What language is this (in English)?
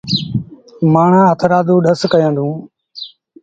Sindhi Bhil